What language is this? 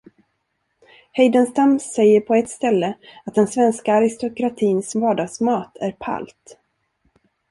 Swedish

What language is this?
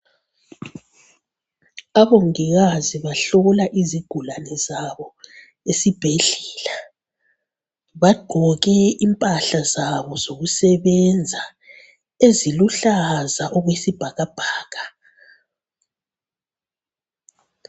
North Ndebele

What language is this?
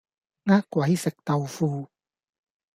Cantonese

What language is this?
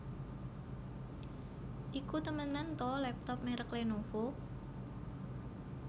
Javanese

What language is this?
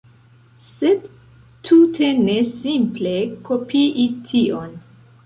Esperanto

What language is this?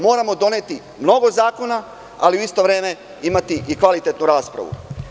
Serbian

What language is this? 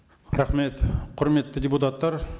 Kazakh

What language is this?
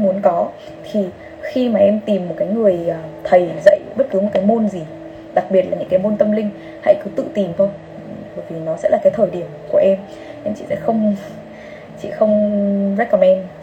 Vietnamese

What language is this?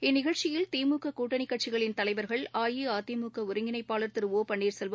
Tamil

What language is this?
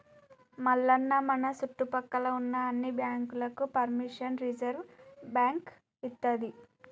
Telugu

